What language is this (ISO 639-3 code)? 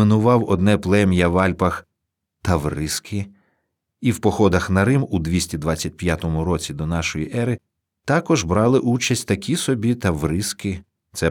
ukr